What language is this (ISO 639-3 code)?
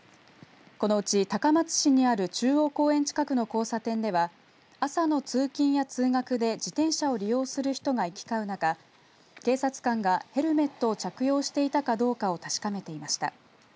jpn